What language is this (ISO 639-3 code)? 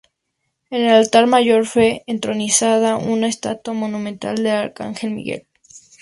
spa